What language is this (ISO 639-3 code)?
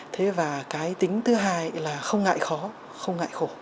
vie